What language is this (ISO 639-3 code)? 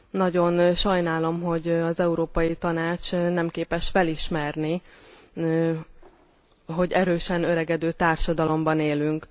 hun